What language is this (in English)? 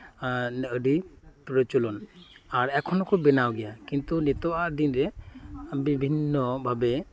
Santali